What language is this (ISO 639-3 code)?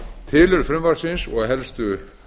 isl